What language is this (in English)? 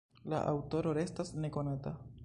Esperanto